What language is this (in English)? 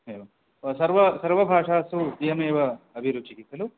Sanskrit